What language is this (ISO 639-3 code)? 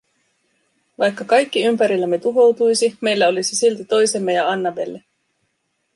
fin